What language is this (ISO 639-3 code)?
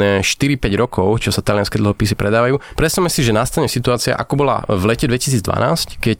slk